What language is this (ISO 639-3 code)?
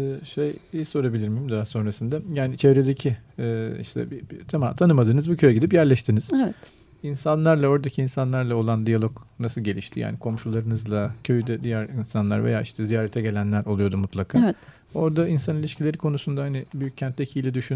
tur